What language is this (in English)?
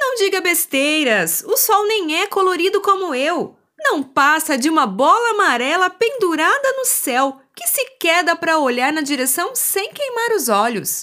Portuguese